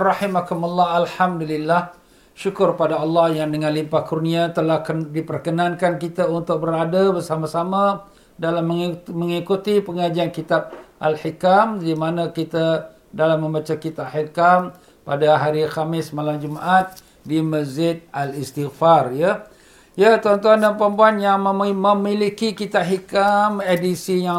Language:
Malay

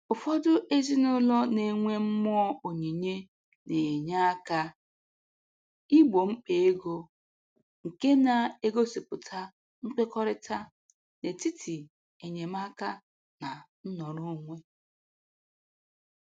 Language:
Igbo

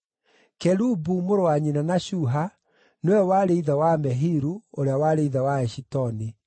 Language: Kikuyu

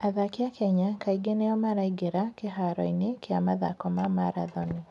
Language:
Kikuyu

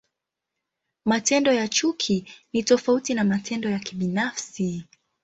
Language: Swahili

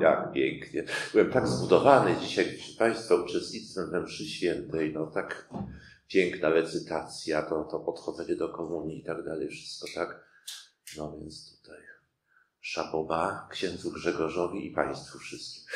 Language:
Polish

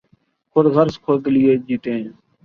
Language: Urdu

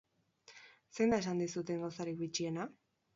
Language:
Basque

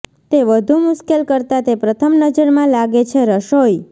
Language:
Gujarati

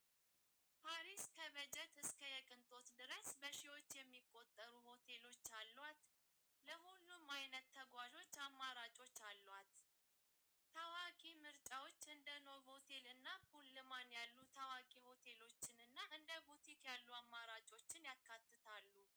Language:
Tigrinya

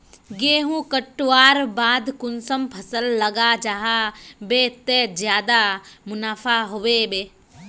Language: Magahi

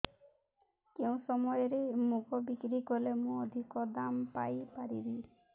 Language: Odia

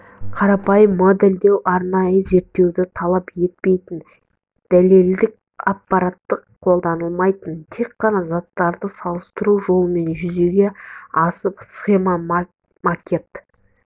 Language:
Kazakh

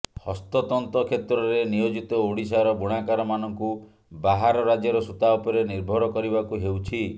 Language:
Odia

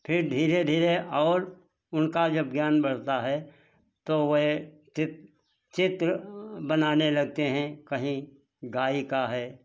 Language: Hindi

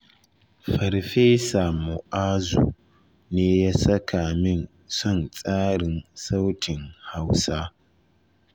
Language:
Hausa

